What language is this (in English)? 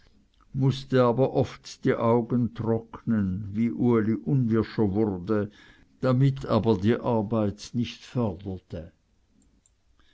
German